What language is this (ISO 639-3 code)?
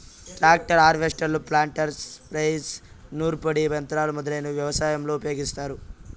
tel